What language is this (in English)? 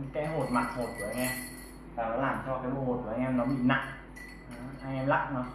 Vietnamese